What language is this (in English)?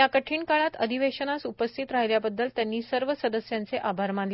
Marathi